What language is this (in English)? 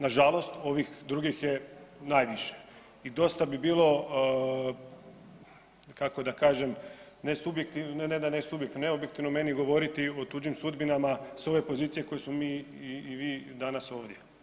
Croatian